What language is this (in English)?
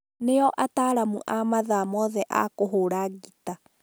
Kikuyu